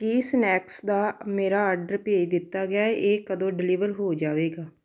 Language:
Punjabi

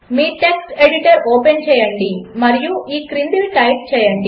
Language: Telugu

